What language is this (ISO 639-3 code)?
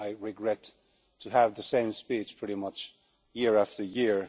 eng